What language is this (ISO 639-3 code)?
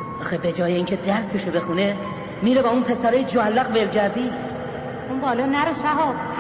fas